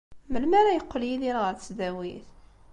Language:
Kabyle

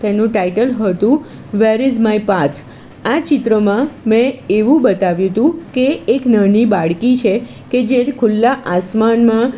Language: Gujarati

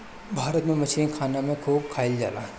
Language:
Bhojpuri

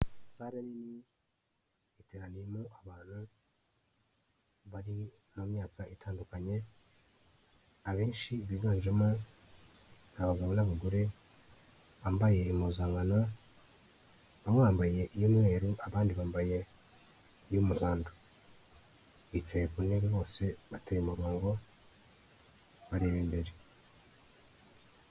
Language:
Kinyarwanda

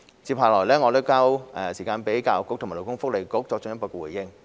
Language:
Cantonese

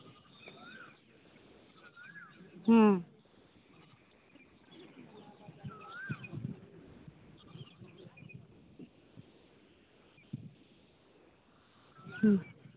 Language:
Santali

